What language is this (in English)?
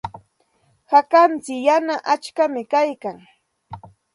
Santa Ana de Tusi Pasco Quechua